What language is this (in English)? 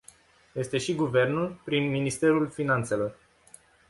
Romanian